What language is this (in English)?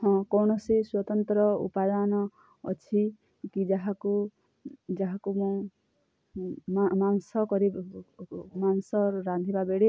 Odia